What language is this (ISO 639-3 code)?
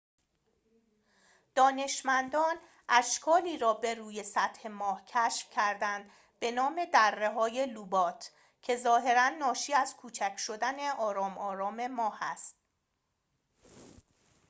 fas